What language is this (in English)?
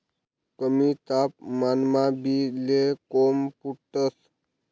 Marathi